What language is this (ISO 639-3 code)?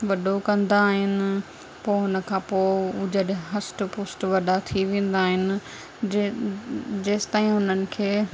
snd